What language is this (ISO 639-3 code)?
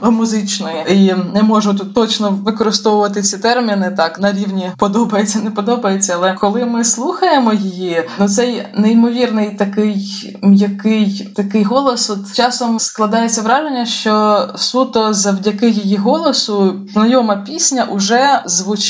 ukr